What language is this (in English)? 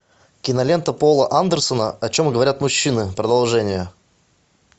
Russian